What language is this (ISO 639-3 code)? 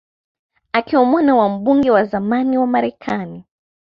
swa